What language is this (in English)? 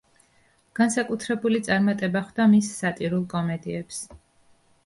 Georgian